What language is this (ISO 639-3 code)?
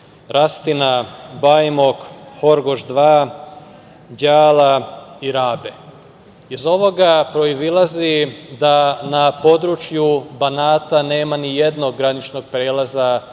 srp